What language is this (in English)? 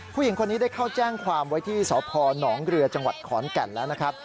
Thai